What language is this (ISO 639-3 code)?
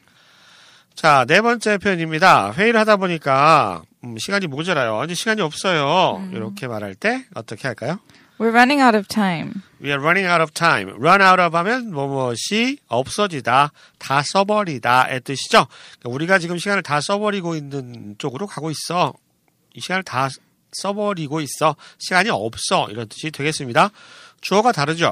kor